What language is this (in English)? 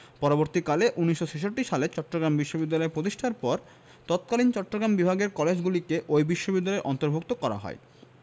Bangla